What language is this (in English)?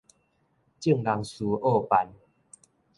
Min Nan Chinese